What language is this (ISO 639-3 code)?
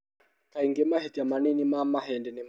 kik